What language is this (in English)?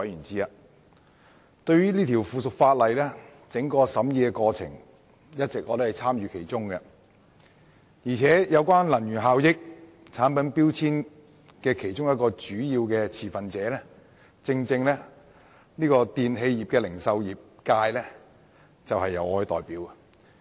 Cantonese